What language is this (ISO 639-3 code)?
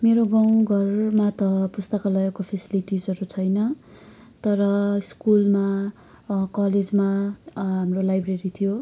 nep